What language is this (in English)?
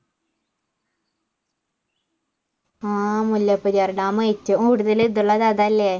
Malayalam